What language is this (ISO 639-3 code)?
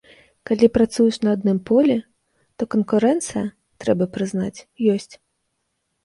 bel